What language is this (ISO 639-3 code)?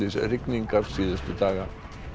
isl